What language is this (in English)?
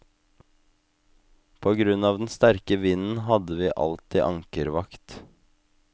Norwegian